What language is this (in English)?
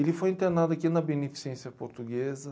Portuguese